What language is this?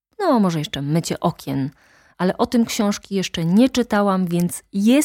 Polish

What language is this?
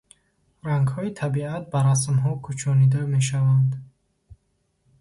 Tajik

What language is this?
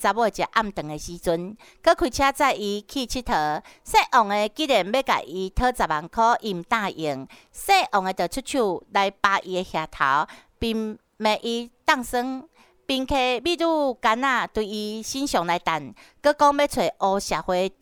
Chinese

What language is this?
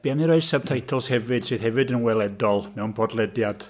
Welsh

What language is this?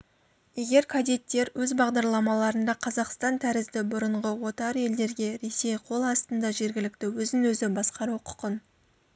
Kazakh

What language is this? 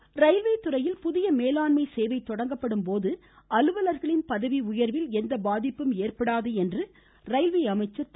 Tamil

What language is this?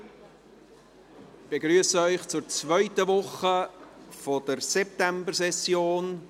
Swiss German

